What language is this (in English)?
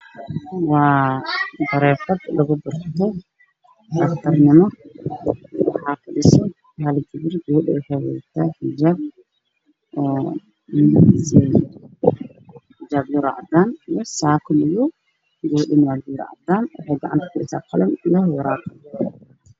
Somali